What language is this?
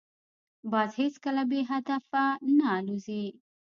Pashto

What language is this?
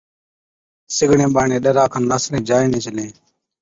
Od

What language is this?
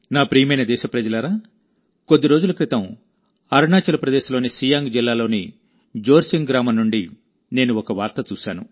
Telugu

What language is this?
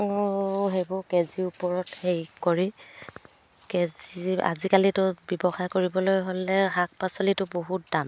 Assamese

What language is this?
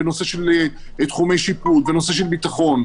Hebrew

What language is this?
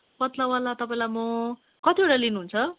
Nepali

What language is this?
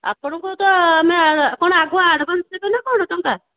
Odia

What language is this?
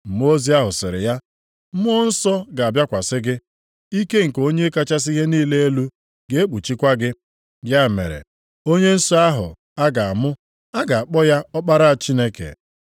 Igbo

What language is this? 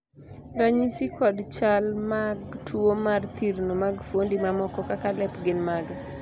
Luo (Kenya and Tanzania)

